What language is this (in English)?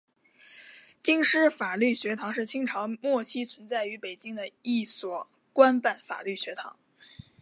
Chinese